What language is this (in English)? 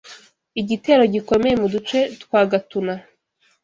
Kinyarwanda